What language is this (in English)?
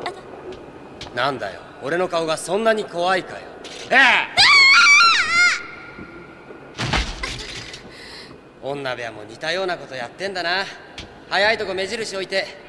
Japanese